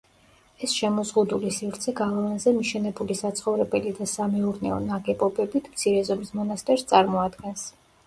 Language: Georgian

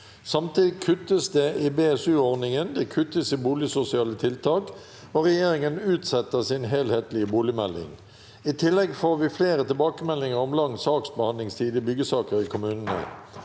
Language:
Norwegian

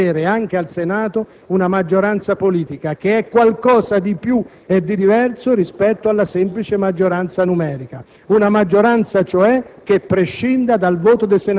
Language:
Italian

